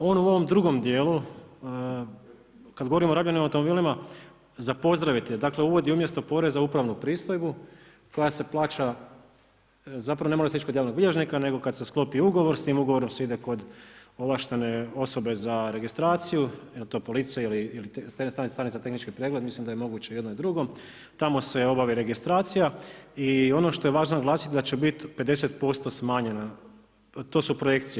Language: Croatian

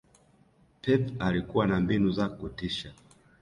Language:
Swahili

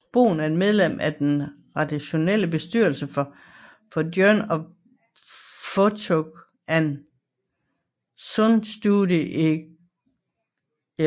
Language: Danish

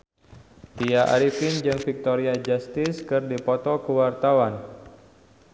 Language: Sundanese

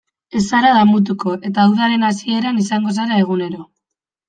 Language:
Basque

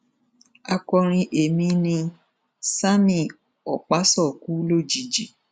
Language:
Yoruba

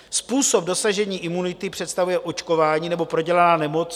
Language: Czech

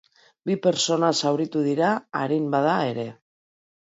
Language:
Basque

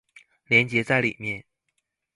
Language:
Chinese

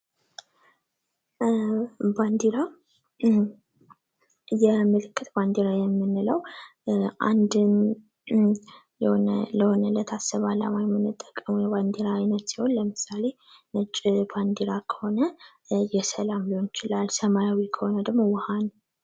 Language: Amharic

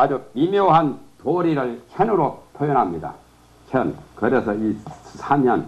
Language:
Korean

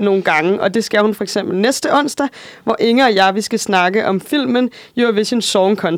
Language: Danish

